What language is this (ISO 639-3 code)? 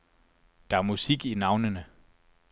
dan